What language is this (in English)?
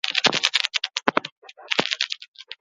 Basque